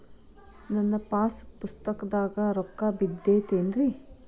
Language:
Kannada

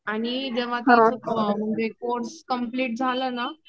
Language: Marathi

